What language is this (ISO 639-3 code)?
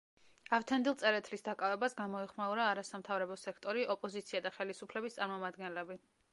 kat